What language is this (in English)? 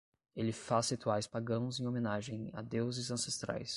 Portuguese